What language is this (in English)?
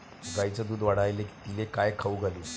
Marathi